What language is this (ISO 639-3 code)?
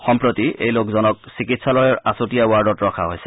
asm